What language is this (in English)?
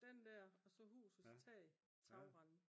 Danish